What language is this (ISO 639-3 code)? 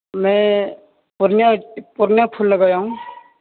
urd